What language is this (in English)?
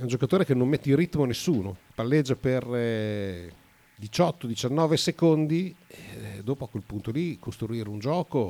Italian